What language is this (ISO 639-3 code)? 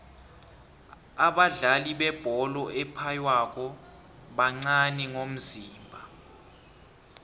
nbl